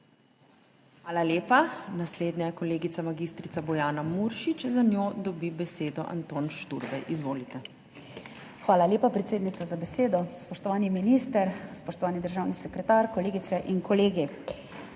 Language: Slovenian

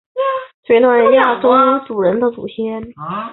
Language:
Chinese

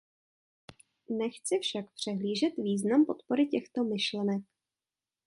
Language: Czech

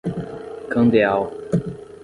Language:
Portuguese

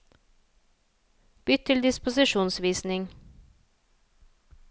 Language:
Norwegian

